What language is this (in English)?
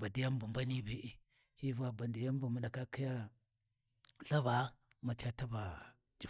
Warji